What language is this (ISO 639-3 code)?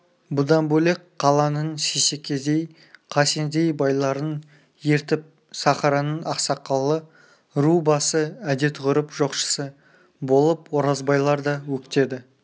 kaz